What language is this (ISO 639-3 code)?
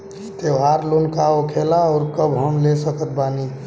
bho